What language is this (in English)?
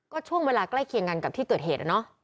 Thai